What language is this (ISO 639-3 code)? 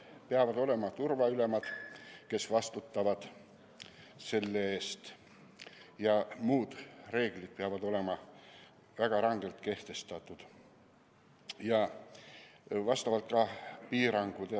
est